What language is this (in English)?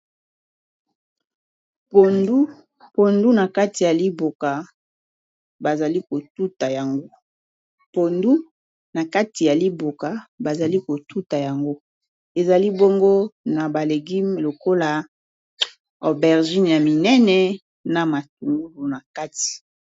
Lingala